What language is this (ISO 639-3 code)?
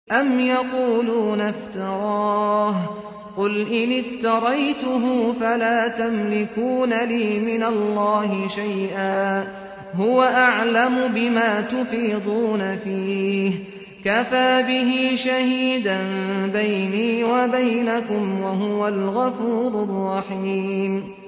ara